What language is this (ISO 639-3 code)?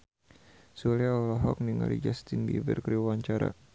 sun